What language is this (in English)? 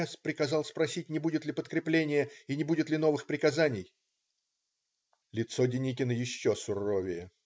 Russian